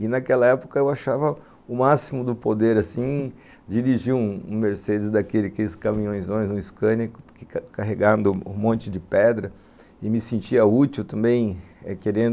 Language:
Portuguese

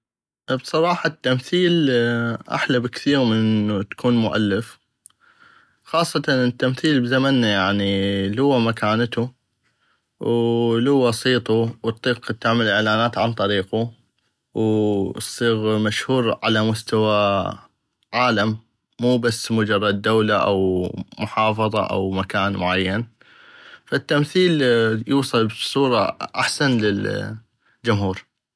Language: North Mesopotamian Arabic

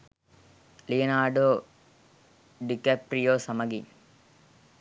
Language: Sinhala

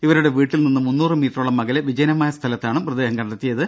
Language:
Malayalam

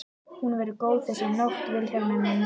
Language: Icelandic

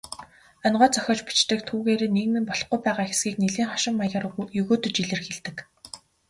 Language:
Mongolian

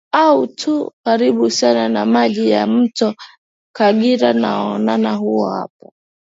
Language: Swahili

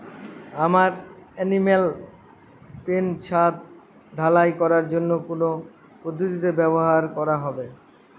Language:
Bangla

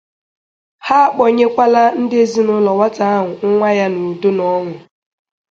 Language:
Igbo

